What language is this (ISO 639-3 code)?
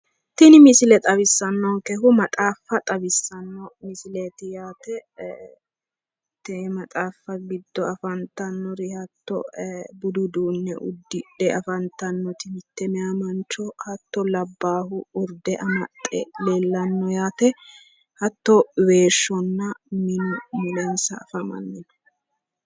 sid